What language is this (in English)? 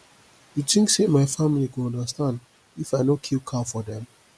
Nigerian Pidgin